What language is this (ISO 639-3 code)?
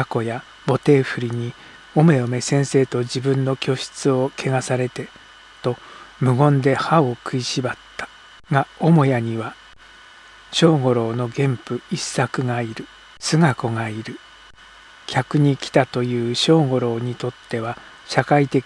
jpn